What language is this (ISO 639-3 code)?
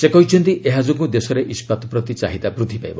ori